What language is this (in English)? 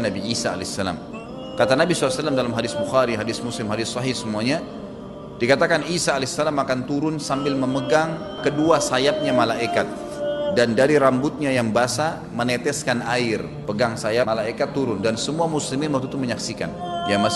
Indonesian